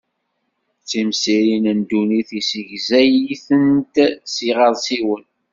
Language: Kabyle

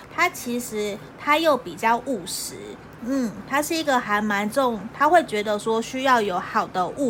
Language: Chinese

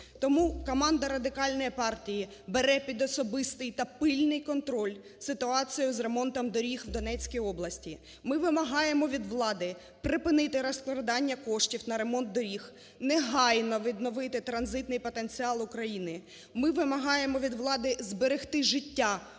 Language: Ukrainian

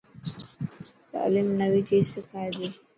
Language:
Dhatki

